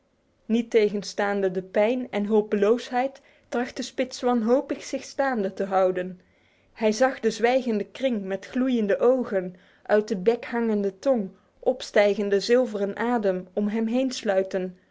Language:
Dutch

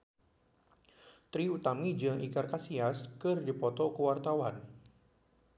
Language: Sundanese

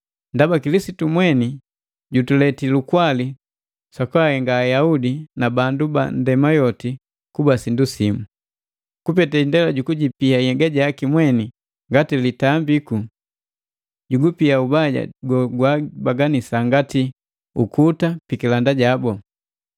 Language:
Matengo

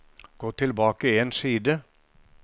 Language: Norwegian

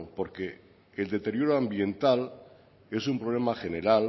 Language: Spanish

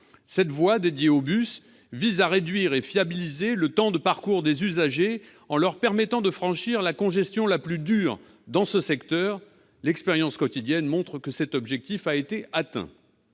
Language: French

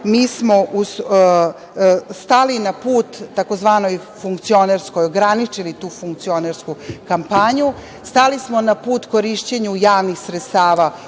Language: Serbian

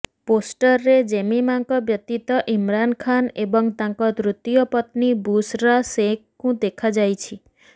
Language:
Odia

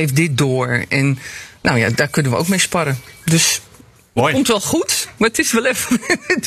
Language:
Dutch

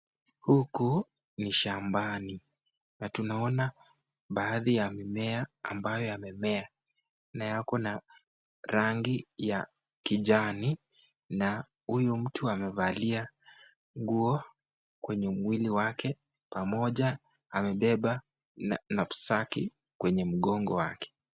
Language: Swahili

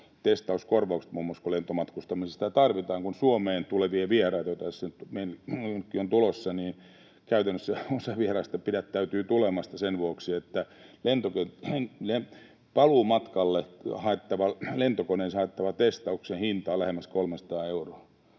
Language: Finnish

